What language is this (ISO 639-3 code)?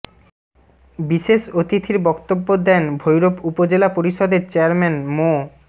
ben